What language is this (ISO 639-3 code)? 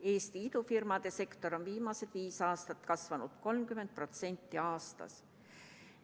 est